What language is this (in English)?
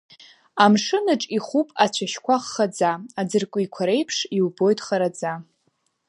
Abkhazian